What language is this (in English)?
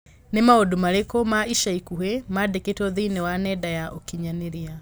Kikuyu